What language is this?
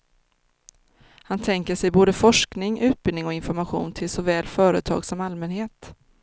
Swedish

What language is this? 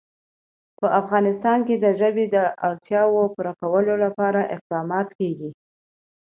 Pashto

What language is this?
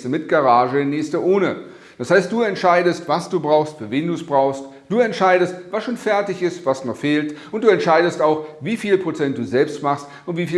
German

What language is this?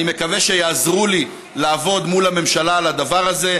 Hebrew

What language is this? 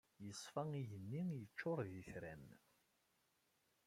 Kabyle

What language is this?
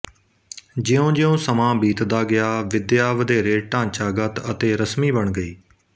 Punjabi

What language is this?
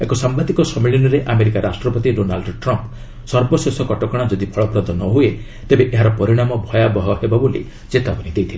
Odia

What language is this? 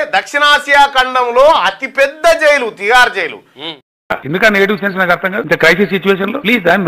Telugu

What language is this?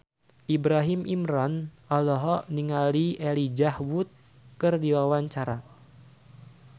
Sundanese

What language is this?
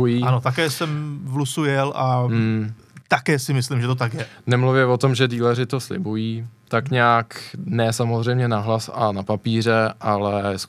Czech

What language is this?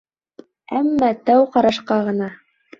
Bashkir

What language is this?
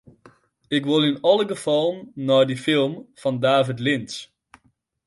Western Frisian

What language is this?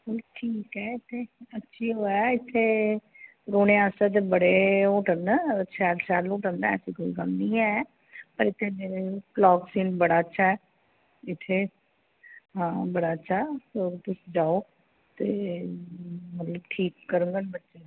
Dogri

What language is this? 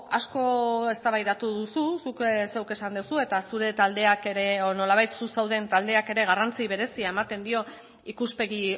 Basque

